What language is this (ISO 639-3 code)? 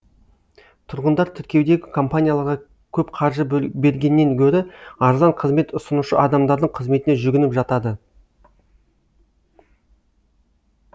kaz